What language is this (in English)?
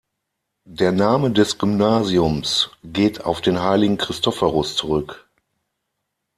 German